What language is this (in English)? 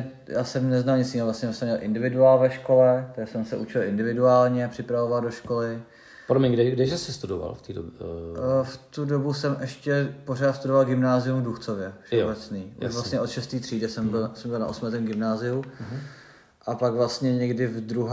Czech